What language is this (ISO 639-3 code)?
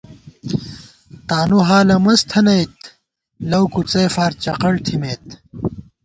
gwt